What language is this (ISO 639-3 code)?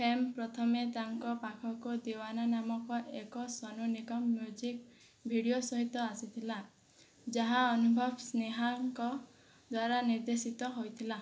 ori